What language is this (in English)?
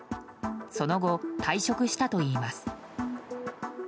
Japanese